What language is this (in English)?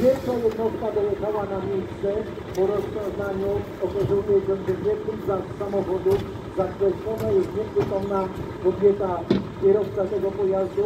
Polish